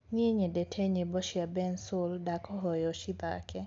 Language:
Kikuyu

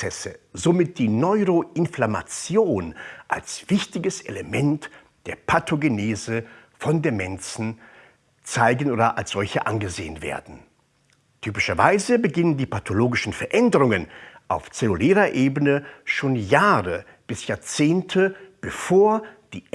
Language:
German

